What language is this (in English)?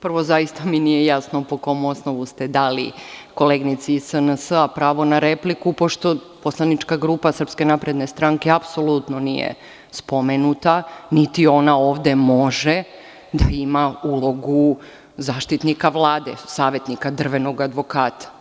Serbian